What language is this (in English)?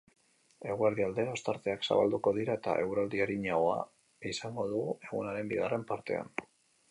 Basque